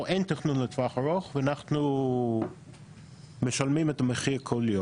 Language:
Hebrew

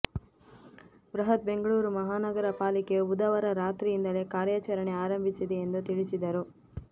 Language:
Kannada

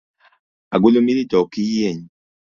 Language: Luo (Kenya and Tanzania)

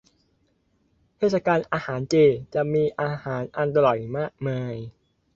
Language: Thai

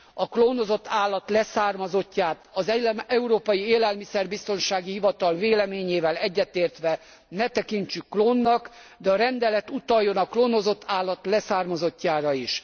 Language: Hungarian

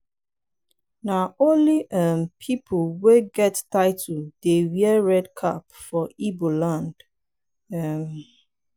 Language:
Nigerian Pidgin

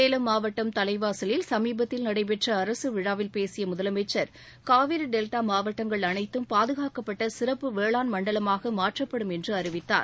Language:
Tamil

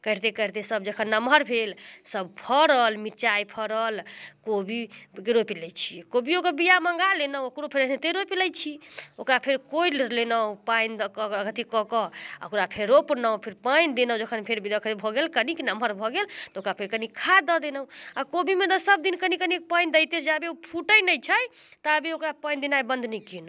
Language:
Maithili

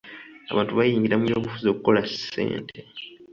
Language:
Ganda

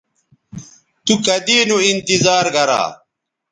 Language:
Bateri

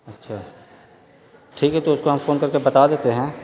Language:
Urdu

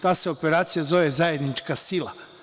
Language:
Serbian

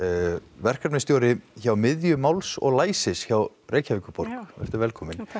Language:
Icelandic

